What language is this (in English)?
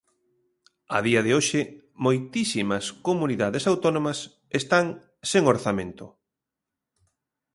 Galician